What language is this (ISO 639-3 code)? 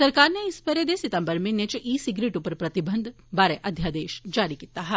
doi